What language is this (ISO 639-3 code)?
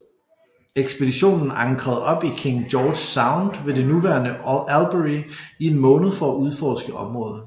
dan